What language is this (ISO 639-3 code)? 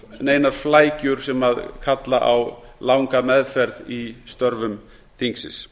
isl